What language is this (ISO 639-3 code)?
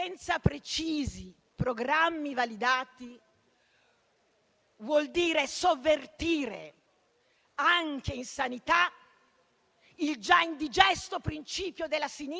ita